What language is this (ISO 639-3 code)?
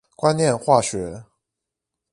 zho